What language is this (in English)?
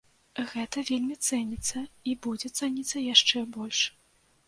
Belarusian